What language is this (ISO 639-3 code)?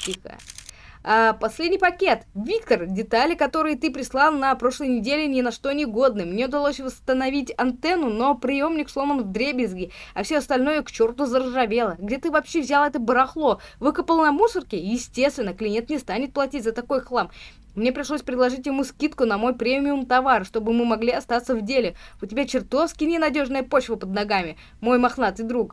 rus